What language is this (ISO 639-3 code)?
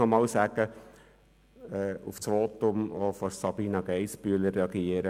gsw